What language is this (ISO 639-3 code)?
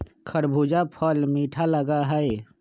mag